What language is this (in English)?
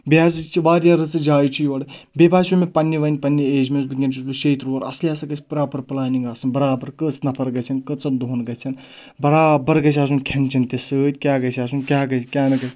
Kashmiri